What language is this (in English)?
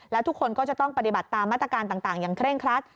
Thai